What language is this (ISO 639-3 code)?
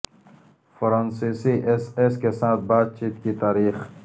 urd